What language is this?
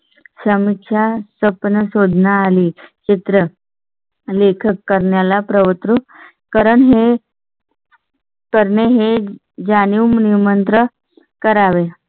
Marathi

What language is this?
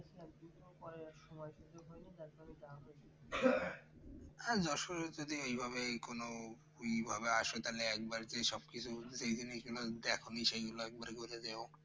Bangla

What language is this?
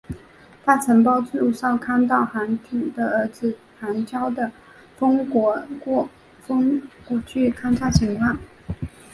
Chinese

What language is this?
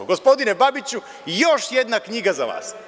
Serbian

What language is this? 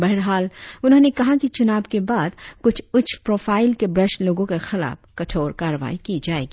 Hindi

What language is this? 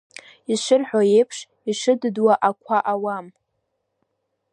Abkhazian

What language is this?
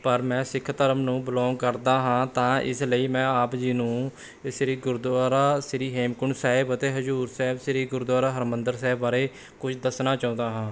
Punjabi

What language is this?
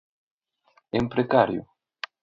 Galician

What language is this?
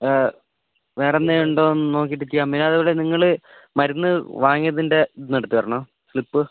Malayalam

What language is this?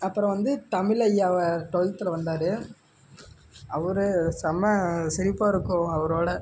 Tamil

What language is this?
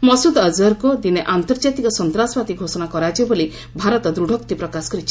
Odia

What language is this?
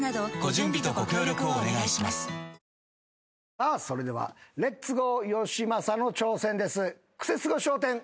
Japanese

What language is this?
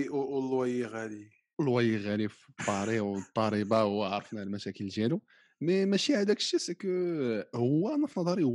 Arabic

